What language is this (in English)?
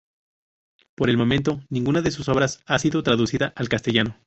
Spanish